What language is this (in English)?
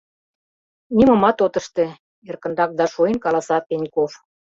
Mari